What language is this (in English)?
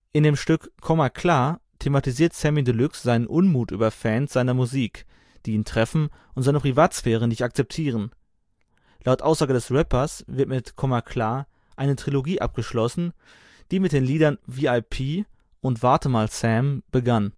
German